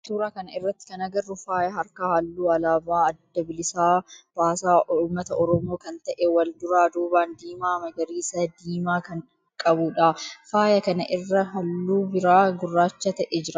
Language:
Oromo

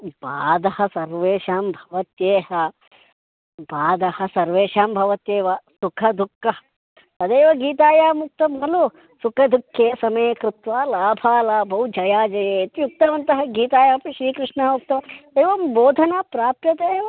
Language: Sanskrit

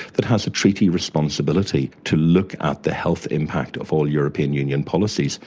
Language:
English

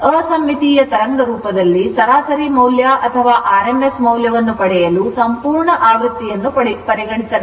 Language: Kannada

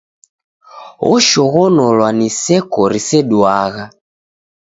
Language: Taita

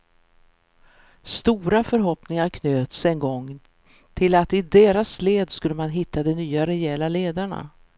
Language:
Swedish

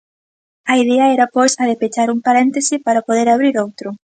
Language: Galician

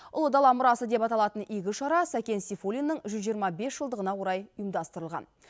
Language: Kazakh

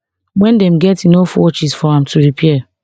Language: Nigerian Pidgin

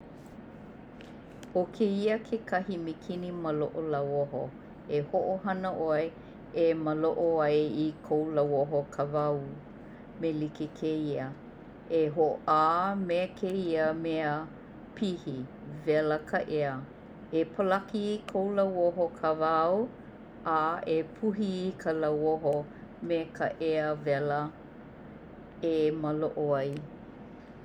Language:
Hawaiian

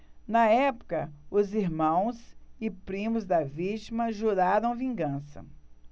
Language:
Portuguese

